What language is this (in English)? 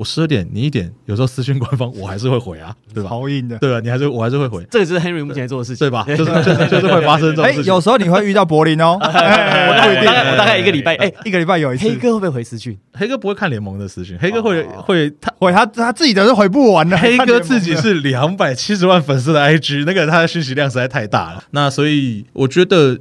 Chinese